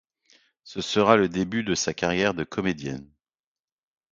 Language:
French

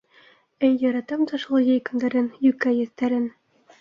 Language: Bashkir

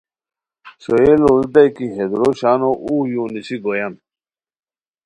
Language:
Khowar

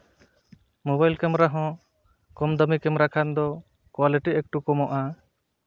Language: Santali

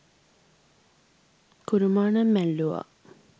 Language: Sinhala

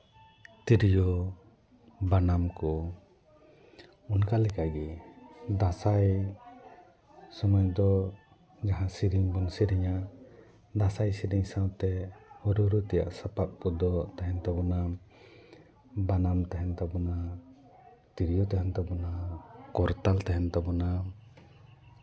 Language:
Santali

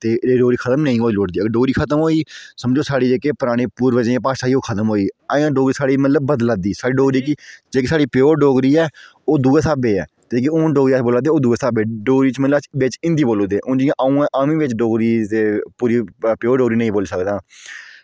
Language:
Dogri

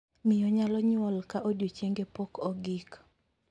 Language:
Luo (Kenya and Tanzania)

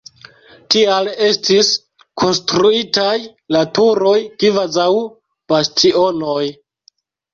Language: Esperanto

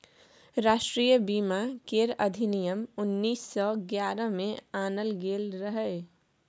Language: Maithili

